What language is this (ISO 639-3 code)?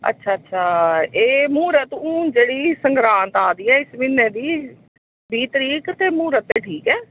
doi